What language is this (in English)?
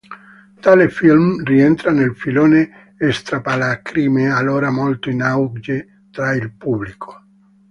Italian